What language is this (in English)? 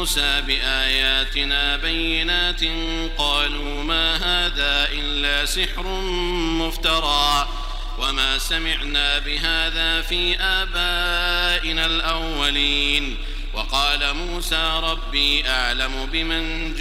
Arabic